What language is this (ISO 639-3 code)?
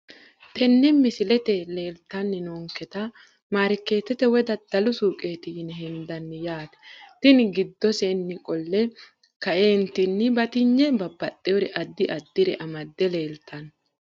sid